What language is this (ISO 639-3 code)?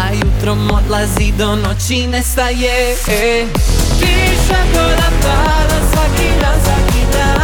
hrv